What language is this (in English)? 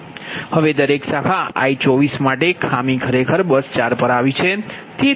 Gujarati